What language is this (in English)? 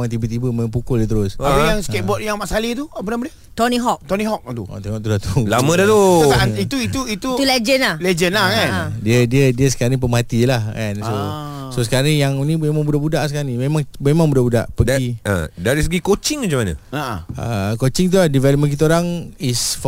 Malay